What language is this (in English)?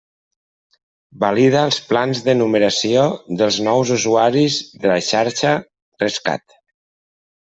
Catalan